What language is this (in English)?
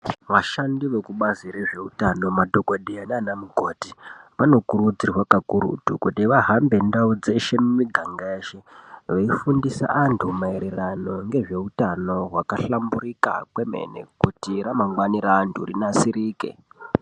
Ndau